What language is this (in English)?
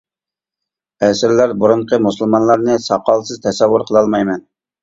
Uyghur